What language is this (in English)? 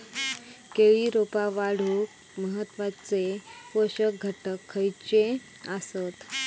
Marathi